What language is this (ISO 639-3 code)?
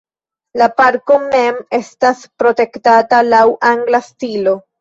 epo